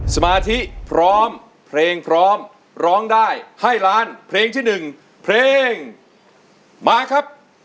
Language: Thai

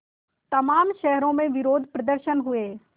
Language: Hindi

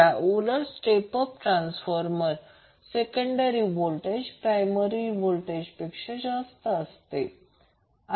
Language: Marathi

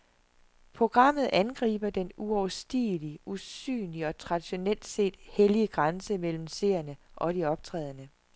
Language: Danish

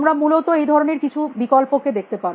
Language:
Bangla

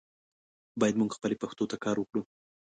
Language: Pashto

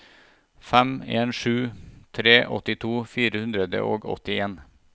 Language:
Norwegian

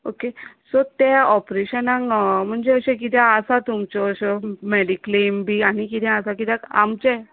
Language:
Konkani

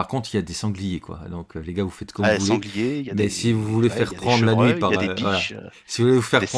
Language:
French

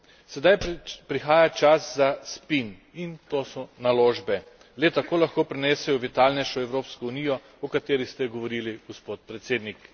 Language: Slovenian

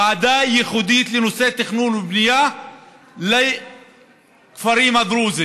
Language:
Hebrew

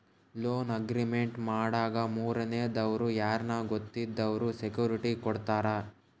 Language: Kannada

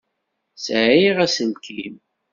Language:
Kabyle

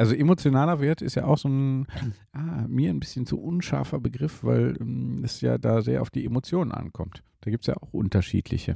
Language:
German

